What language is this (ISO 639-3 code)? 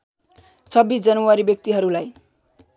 nep